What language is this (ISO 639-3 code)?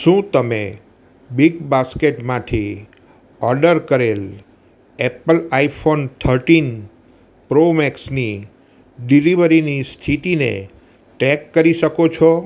guj